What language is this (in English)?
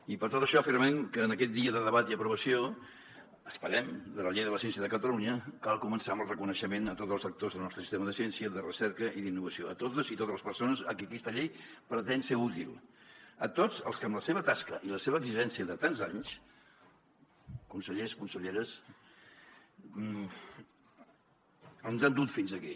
Catalan